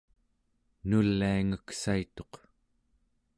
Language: Central Yupik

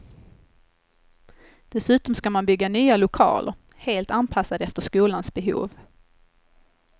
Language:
Swedish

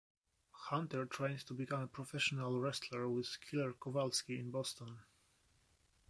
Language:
English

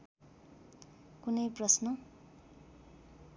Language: Nepali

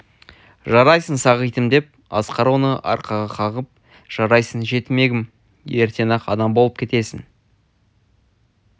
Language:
Kazakh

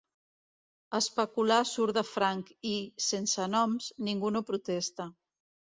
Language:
Catalan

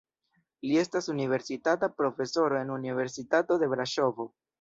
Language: Esperanto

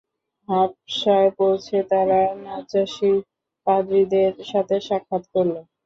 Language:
Bangla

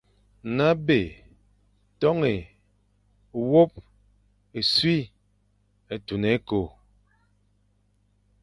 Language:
Fang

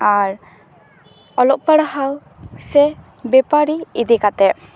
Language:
Santali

